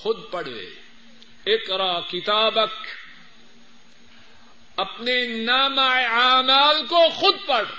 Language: Urdu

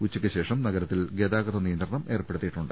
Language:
Malayalam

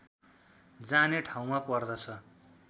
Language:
Nepali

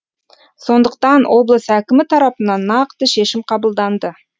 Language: Kazakh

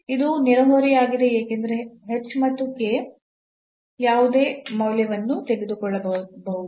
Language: Kannada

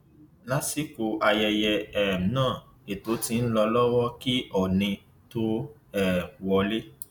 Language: Yoruba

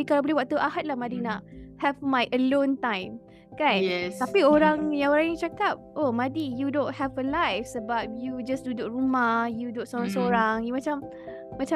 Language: Malay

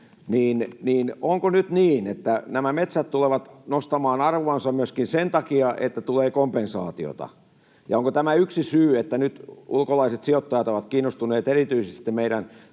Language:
Finnish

